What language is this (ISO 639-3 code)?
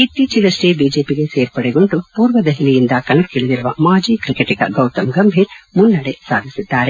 kan